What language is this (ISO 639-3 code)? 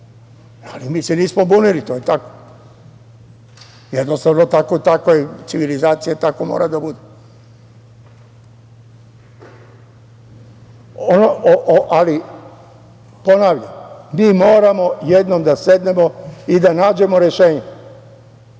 srp